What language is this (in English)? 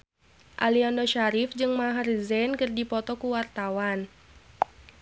Sundanese